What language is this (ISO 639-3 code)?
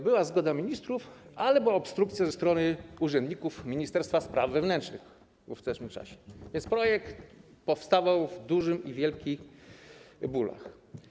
pol